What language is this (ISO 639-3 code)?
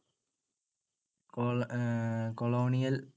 mal